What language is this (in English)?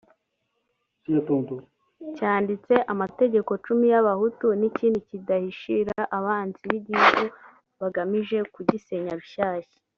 Kinyarwanda